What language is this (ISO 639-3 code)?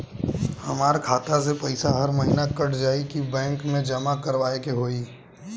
bho